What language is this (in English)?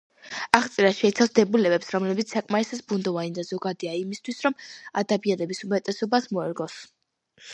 Georgian